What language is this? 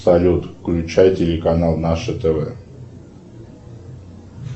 Russian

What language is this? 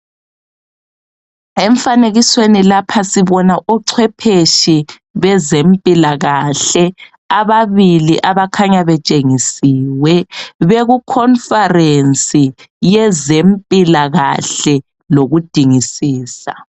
North Ndebele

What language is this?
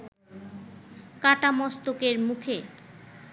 Bangla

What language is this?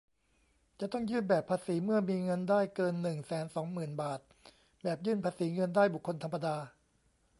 Thai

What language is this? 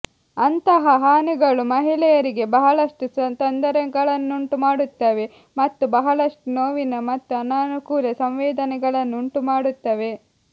Kannada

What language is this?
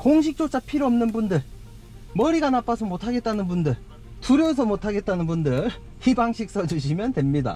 Korean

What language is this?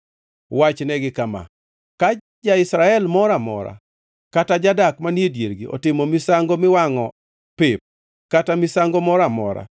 Luo (Kenya and Tanzania)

